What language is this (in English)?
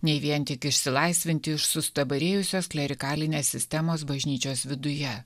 Lithuanian